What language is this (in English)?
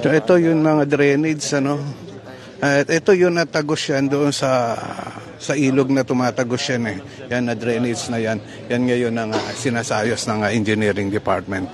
Filipino